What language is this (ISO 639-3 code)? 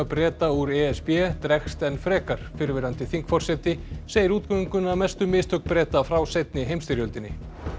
isl